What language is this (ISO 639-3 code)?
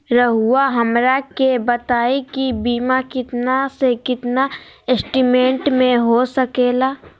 mag